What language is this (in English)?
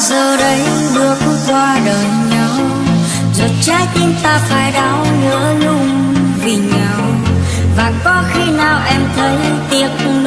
Vietnamese